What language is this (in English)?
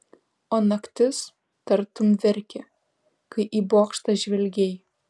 Lithuanian